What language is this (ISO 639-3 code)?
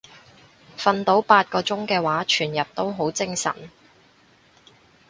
yue